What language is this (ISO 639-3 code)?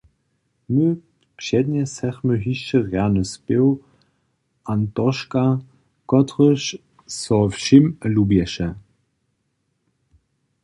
hsb